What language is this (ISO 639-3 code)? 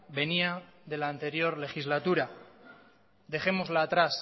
spa